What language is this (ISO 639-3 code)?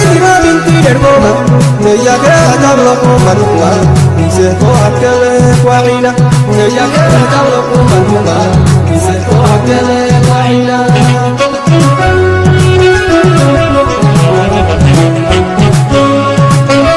amh